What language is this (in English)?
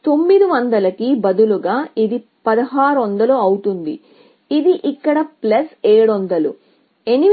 Telugu